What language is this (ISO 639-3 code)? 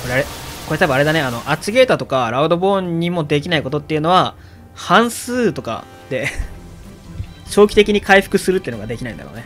jpn